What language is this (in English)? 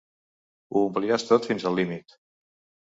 Catalan